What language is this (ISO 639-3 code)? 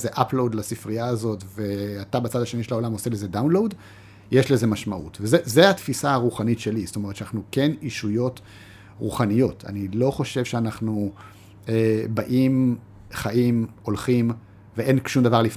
heb